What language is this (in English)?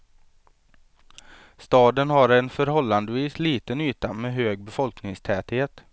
Swedish